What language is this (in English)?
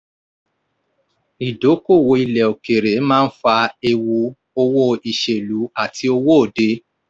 Yoruba